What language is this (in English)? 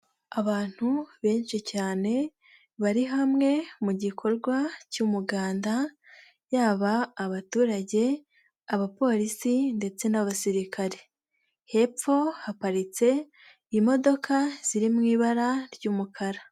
Kinyarwanda